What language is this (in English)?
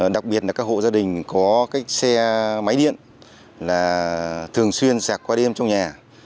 Vietnamese